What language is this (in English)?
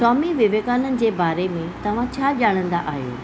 Sindhi